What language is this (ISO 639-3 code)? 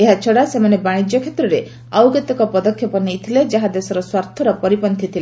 ori